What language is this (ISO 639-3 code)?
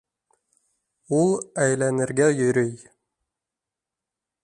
bak